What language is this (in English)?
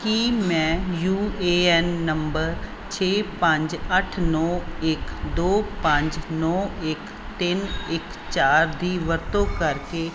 Punjabi